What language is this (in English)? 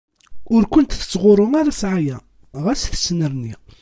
Kabyle